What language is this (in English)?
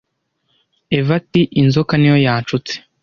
Kinyarwanda